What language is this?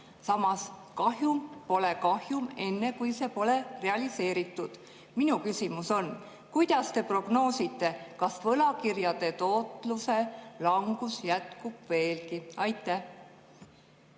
Estonian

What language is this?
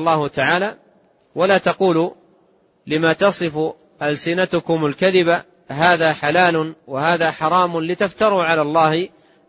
Arabic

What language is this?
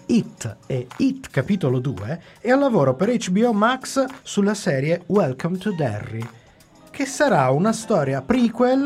Italian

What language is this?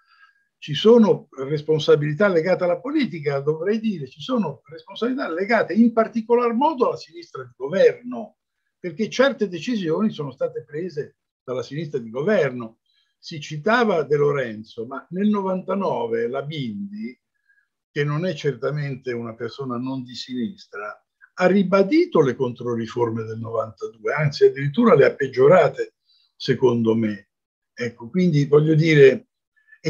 Italian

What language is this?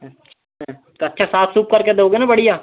Hindi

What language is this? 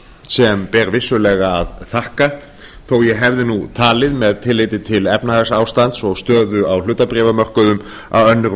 Icelandic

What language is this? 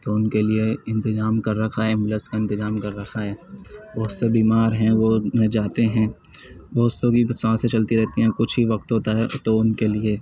Urdu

